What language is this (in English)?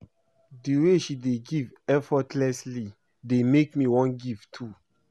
Nigerian Pidgin